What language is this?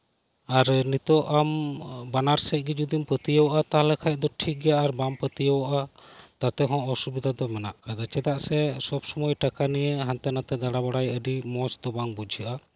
Santali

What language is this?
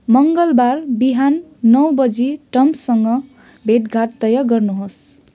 Nepali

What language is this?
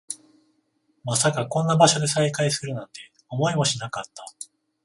Japanese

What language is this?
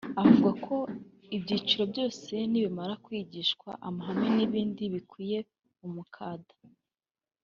Kinyarwanda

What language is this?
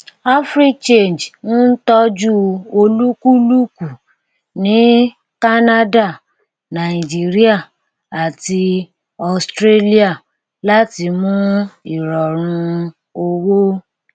Yoruba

